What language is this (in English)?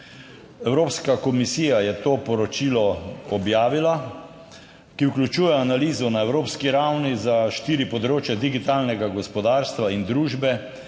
Slovenian